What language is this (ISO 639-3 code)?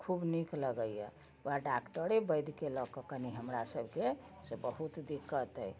mai